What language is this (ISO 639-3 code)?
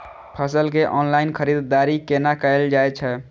mai